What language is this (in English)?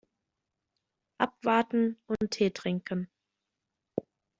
German